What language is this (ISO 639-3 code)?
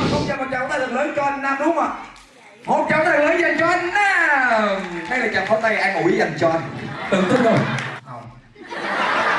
vie